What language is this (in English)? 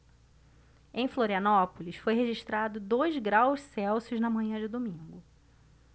Portuguese